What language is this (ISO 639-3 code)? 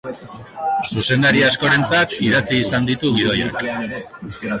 eus